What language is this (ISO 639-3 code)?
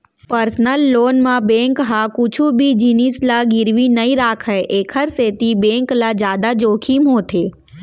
hne